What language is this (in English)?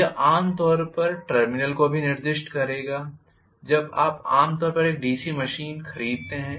Hindi